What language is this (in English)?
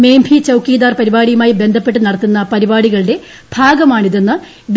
Malayalam